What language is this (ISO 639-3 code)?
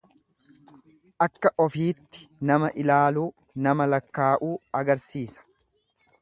orm